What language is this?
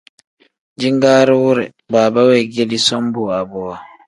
Tem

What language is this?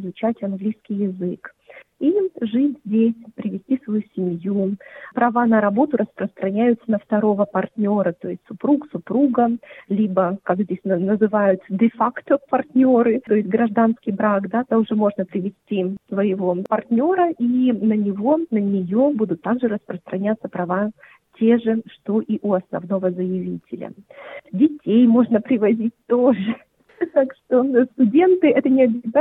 Russian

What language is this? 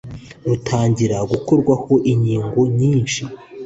Kinyarwanda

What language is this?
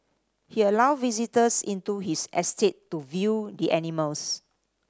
English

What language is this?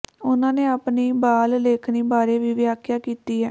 Punjabi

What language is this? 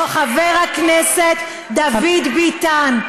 Hebrew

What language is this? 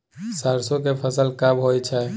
Maithili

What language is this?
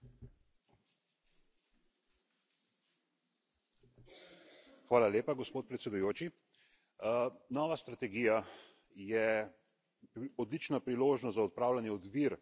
Slovenian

